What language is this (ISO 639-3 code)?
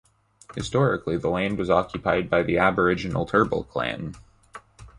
eng